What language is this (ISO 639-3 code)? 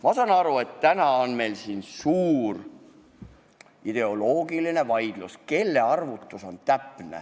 est